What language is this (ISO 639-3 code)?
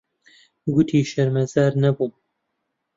ckb